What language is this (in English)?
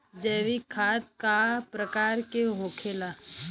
Bhojpuri